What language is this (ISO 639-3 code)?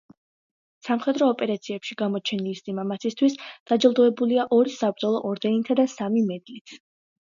kat